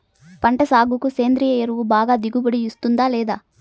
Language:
Telugu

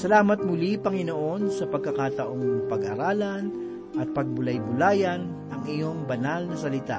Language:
Filipino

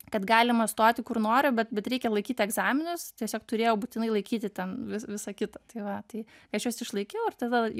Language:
Lithuanian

